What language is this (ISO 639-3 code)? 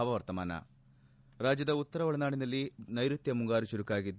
kan